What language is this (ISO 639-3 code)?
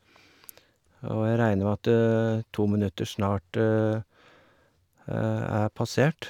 nor